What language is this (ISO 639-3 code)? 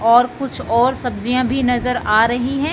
hin